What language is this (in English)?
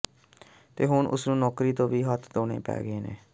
Punjabi